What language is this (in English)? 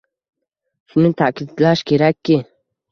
Uzbek